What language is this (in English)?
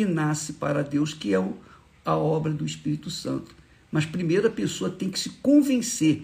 Portuguese